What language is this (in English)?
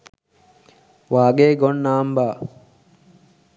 Sinhala